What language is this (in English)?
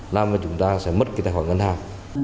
Vietnamese